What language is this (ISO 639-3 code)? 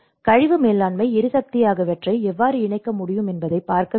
tam